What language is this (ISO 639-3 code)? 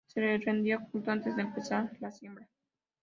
spa